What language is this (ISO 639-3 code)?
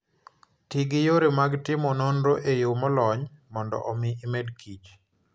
luo